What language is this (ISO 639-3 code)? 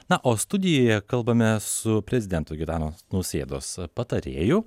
lit